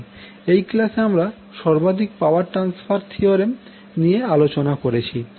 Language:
Bangla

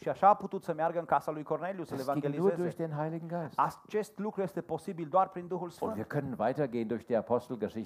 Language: Romanian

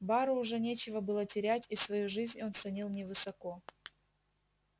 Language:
Russian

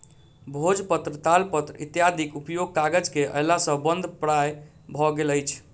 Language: Maithili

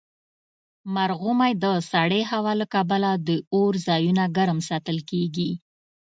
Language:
Pashto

